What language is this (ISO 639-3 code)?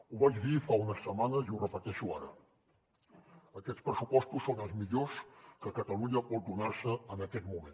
cat